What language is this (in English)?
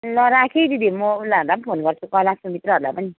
Nepali